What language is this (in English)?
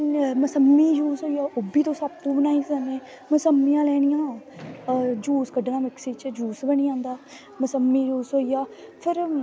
Dogri